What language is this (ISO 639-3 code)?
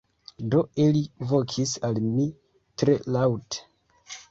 epo